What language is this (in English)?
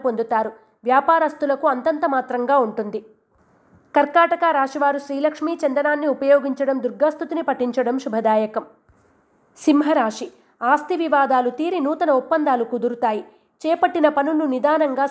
Telugu